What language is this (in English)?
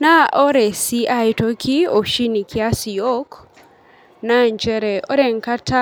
Masai